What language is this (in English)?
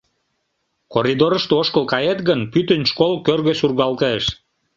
Mari